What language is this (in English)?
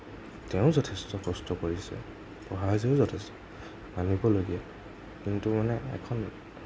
Assamese